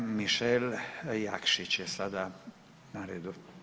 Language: Croatian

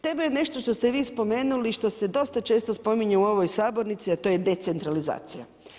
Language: Croatian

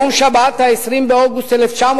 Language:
Hebrew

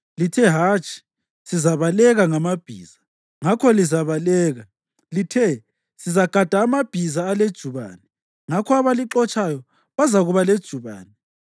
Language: North Ndebele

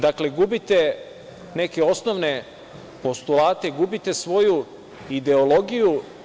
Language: Serbian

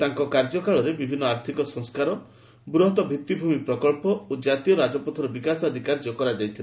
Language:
Odia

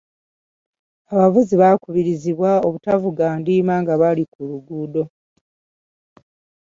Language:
Ganda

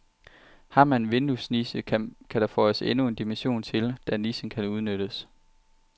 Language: Danish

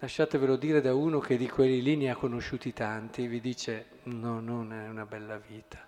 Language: Italian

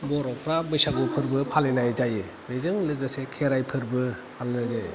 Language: Bodo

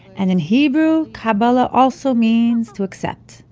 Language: English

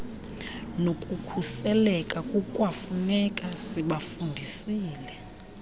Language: Xhosa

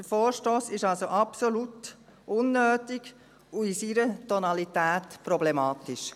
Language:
Swiss German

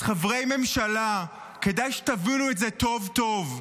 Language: Hebrew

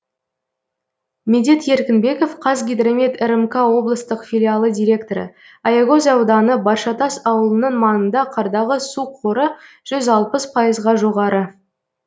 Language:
Kazakh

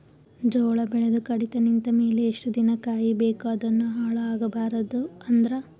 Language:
Kannada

